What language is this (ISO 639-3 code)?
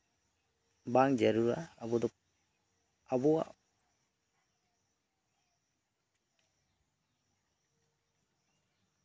sat